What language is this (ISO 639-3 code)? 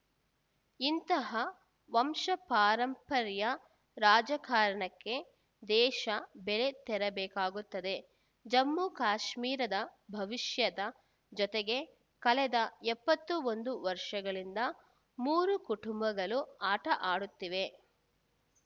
kan